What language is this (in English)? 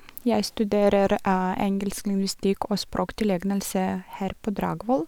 Norwegian